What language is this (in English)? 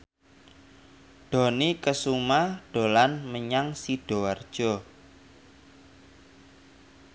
Javanese